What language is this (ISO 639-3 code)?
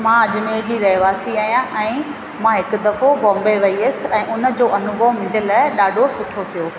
snd